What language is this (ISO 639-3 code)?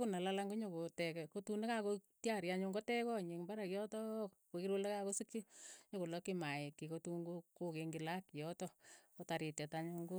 eyo